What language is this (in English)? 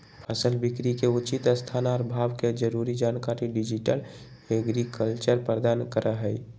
Magahi